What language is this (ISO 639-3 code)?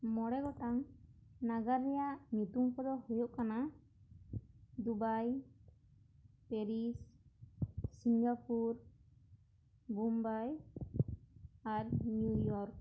sat